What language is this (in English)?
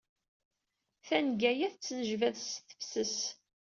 Kabyle